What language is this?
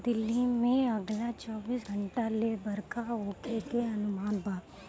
Bhojpuri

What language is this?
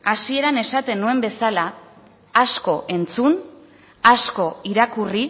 Basque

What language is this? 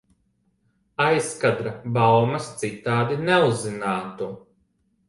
Latvian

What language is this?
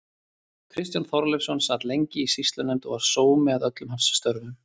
Icelandic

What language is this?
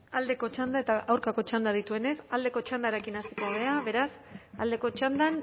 Basque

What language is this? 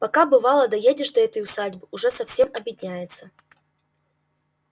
Russian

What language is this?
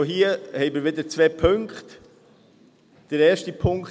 Swiss German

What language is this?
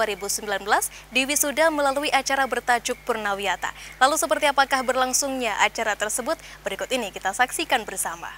Indonesian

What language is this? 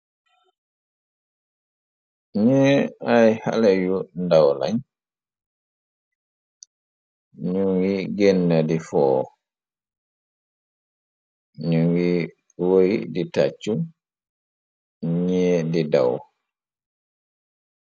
Wolof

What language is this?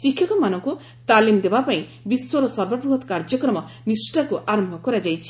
Odia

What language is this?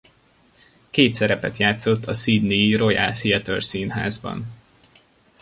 Hungarian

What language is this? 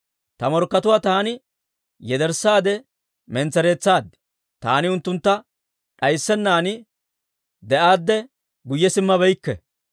Dawro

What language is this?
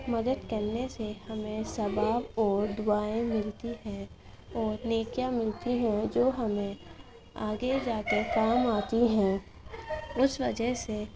Urdu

